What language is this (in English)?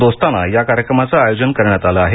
Marathi